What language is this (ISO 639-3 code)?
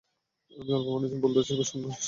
ben